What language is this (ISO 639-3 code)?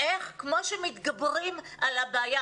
heb